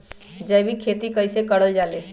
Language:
Magahi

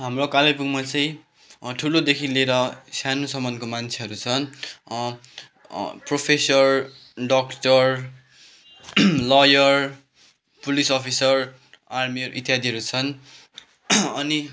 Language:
Nepali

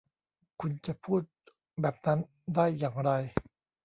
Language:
Thai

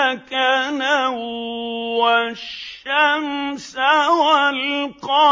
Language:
Arabic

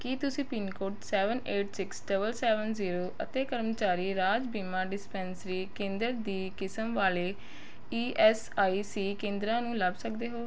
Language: Punjabi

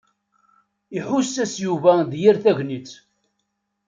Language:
Kabyle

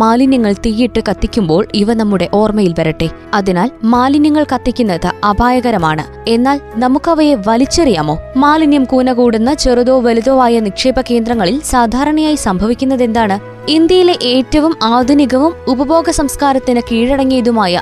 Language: Malayalam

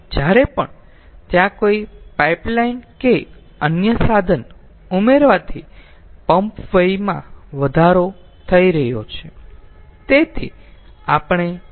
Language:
Gujarati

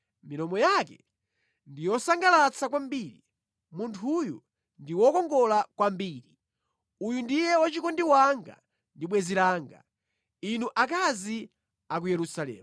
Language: Nyanja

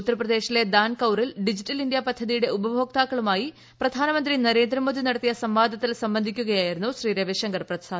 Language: Malayalam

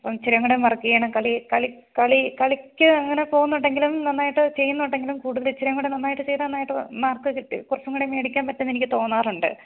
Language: Malayalam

